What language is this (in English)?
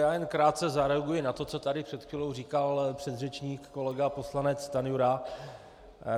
Czech